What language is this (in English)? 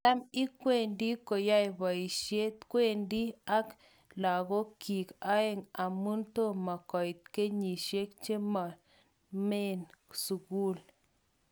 Kalenjin